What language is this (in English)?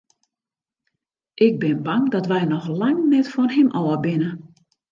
Western Frisian